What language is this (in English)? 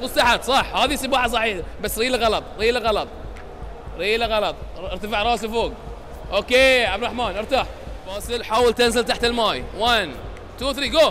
Arabic